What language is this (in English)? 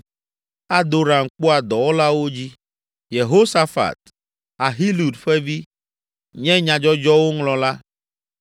Ewe